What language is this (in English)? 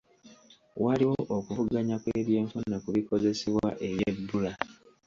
Ganda